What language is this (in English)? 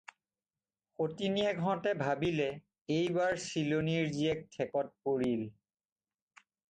Assamese